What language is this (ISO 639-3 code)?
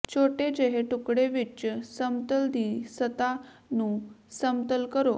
pan